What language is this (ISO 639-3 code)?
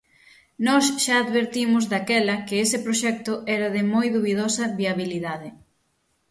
glg